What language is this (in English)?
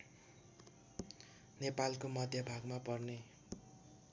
Nepali